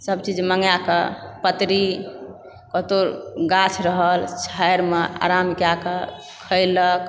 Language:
Maithili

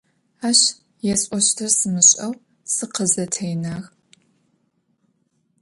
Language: Adyghe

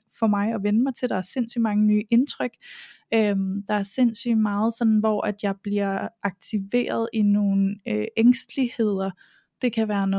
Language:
Danish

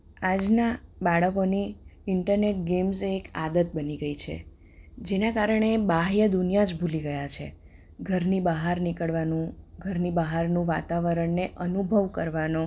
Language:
Gujarati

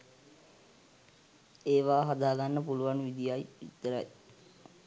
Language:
Sinhala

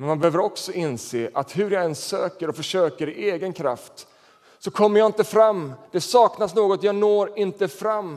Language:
Swedish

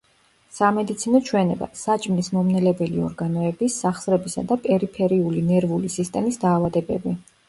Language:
Georgian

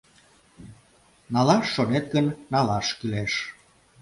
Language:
Mari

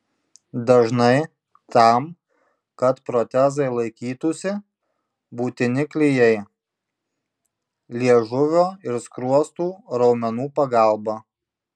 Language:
Lithuanian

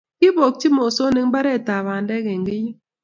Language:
Kalenjin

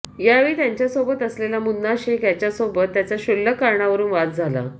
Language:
Marathi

